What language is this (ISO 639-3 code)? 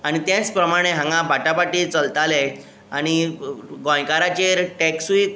kok